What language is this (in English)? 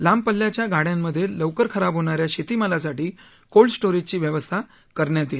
Marathi